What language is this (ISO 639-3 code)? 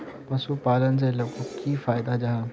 mag